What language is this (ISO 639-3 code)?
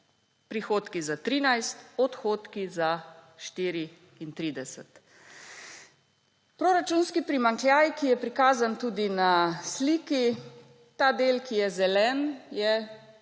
slv